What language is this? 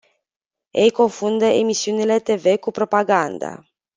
Romanian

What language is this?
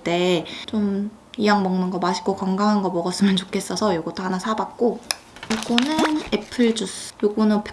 Korean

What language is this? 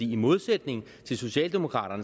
Danish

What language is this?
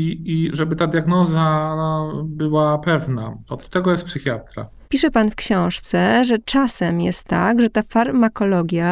Polish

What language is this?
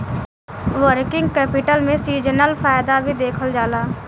Bhojpuri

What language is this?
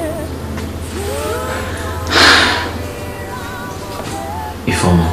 English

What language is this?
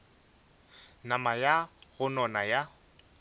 Northern Sotho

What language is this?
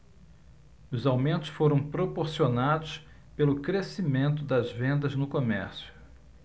Portuguese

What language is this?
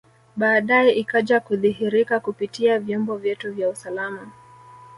Swahili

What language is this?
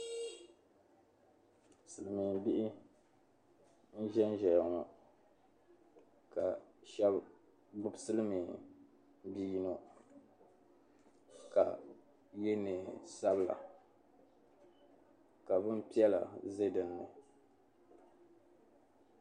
Dagbani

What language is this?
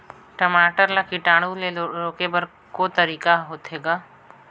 Chhattisgarhi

